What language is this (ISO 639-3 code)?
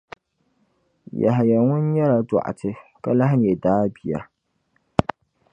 dag